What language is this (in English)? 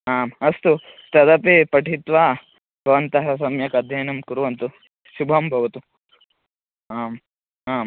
Sanskrit